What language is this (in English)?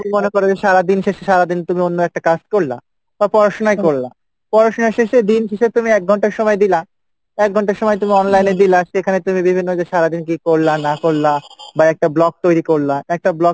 Bangla